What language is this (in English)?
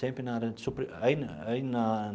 Portuguese